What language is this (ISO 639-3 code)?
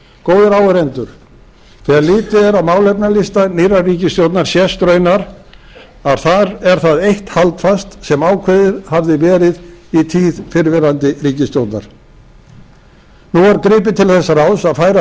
isl